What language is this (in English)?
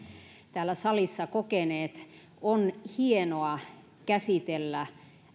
Finnish